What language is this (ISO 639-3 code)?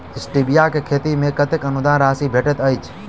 mai